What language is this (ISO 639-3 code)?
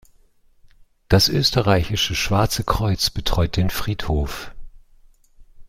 deu